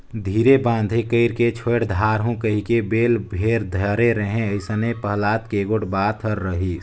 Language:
Chhattisgarhi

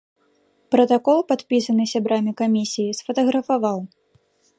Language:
Belarusian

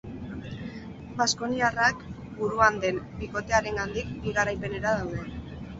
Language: Basque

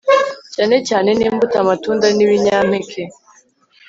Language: Kinyarwanda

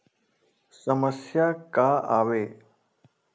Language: Chhattisgarhi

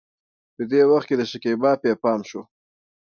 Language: Pashto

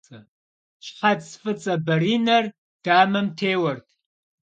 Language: Kabardian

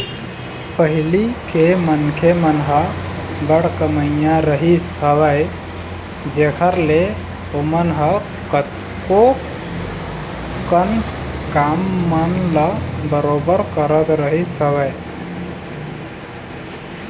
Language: Chhattisgarhi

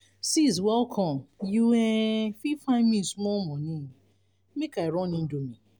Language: Nigerian Pidgin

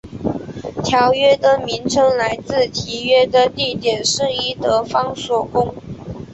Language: Chinese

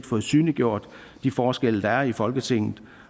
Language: Danish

